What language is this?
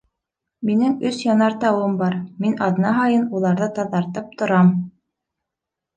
Bashkir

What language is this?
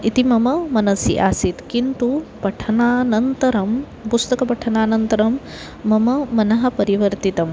Sanskrit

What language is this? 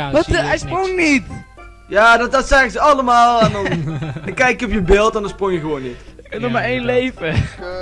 Dutch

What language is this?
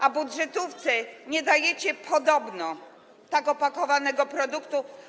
Polish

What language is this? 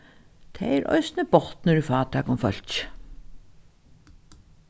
Faroese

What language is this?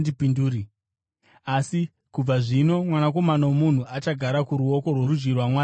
Shona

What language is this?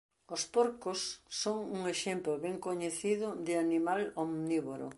Galician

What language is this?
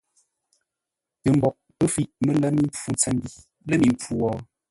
Ngombale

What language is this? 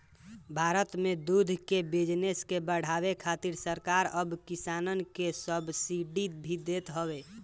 Bhojpuri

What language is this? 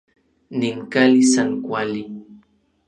Orizaba Nahuatl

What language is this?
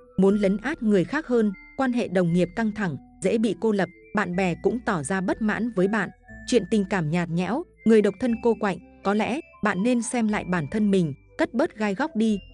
Vietnamese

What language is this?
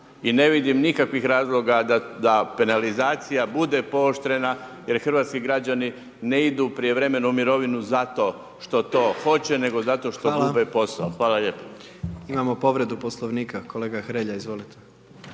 Croatian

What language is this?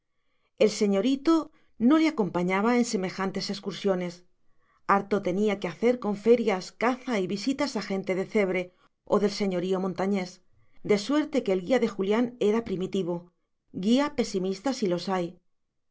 Spanish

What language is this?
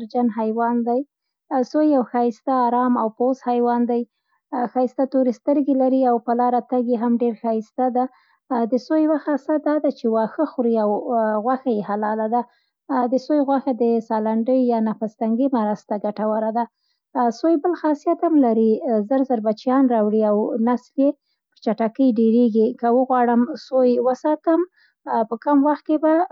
Central Pashto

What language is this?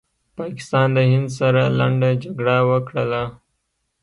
Pashto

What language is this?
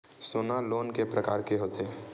Chhattisgarhi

